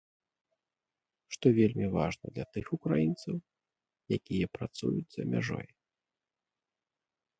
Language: Belarusian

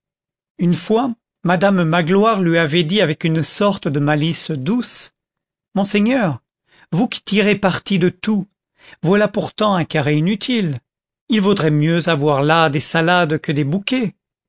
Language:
French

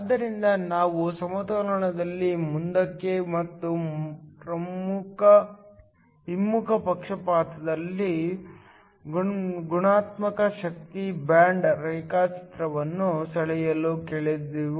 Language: Kannada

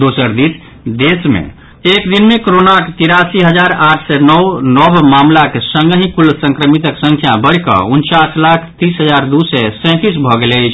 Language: Maithili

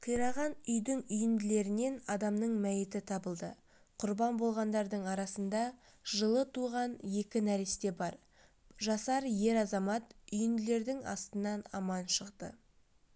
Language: Kazakh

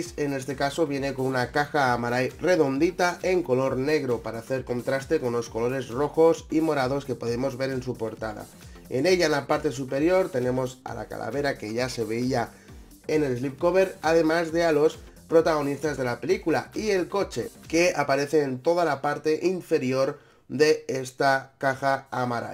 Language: Spanish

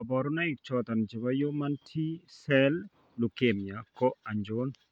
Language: Kalenjin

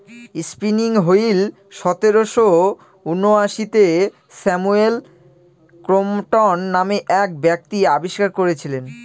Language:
Bangla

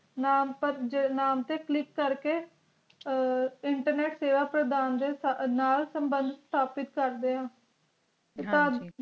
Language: Punjabi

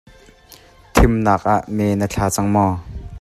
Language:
Hakha Chin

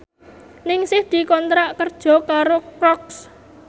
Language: Javanese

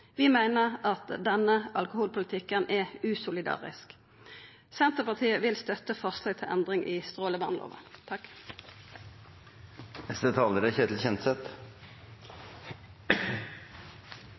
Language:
Norwegian Nynorsk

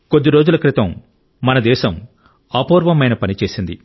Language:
Telugu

